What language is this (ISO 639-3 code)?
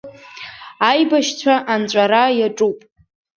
abk